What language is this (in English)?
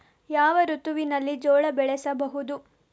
Kannada